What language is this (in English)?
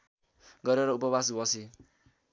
Nepali